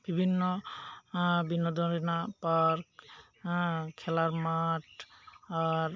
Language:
Santali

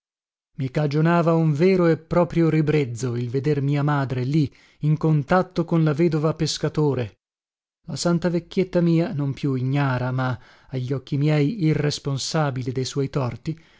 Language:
Italian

